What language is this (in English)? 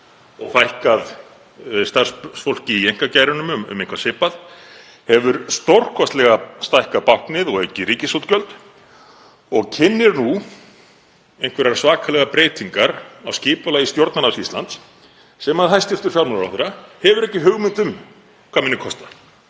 Icelandic